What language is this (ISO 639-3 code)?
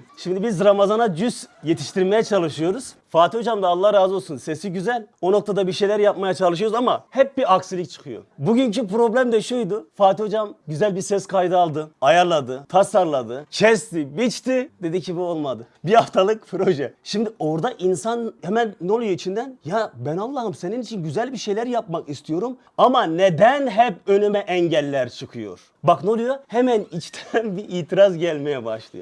tur